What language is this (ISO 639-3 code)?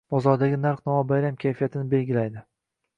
uzb